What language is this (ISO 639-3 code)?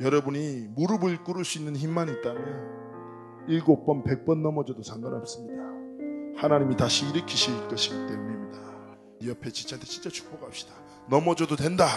kor